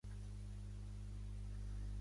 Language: Catalan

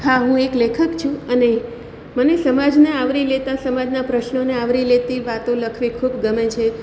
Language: Gujarati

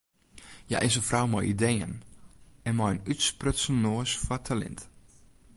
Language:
Western Frisian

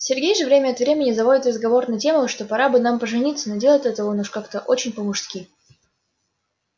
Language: Russian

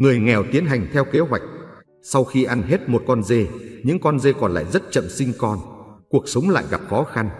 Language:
Vietnamese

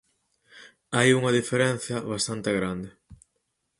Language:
Galician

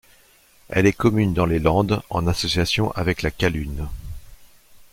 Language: French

